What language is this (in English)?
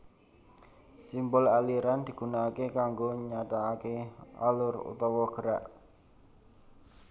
Javanese